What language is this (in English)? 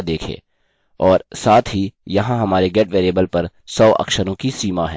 Hindi